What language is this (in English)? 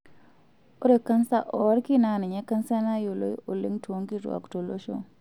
Masai